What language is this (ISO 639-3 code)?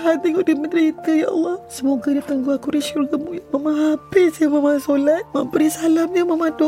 msa